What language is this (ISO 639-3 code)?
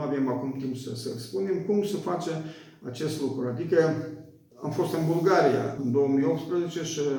ron